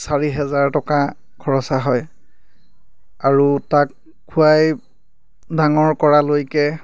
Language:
Assamese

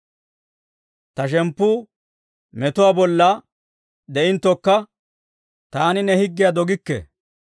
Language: Dawro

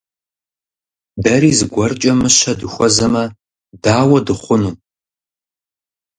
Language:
Kabardian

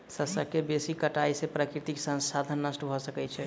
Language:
Maithili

